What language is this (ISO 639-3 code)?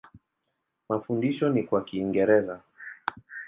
swa